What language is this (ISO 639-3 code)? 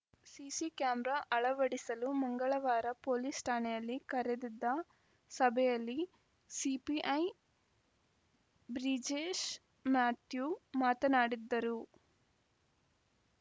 kan